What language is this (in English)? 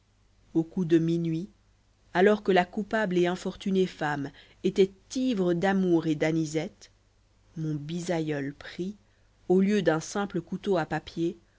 French